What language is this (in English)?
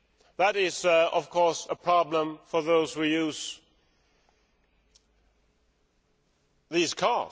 English